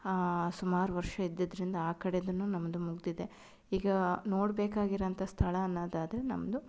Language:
Kannada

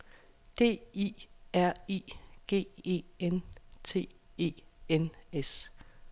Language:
Danish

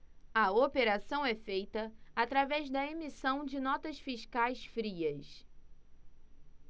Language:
Portuguese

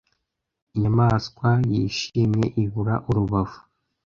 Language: Kinyarwanda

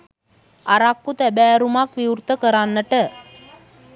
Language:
Sinhala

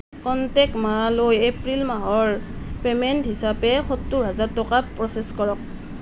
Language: Assamese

